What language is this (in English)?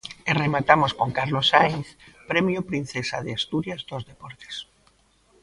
Galician